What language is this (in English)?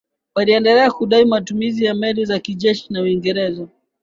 Swahili